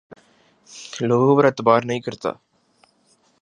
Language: Urdu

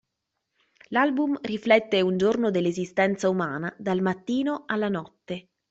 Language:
Italian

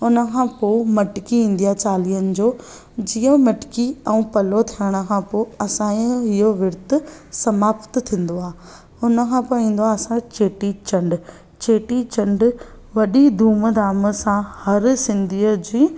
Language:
Sindhi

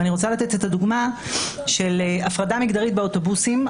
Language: Hebrew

